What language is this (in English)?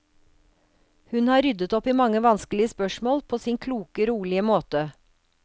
Norwegian